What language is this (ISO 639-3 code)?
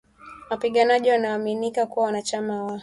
swa